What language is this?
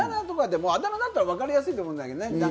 Japanese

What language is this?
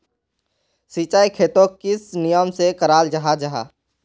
Magahi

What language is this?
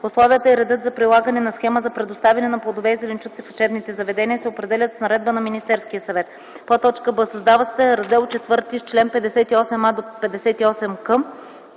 Bulgarian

